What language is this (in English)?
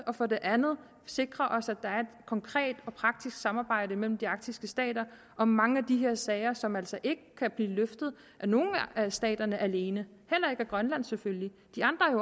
Danish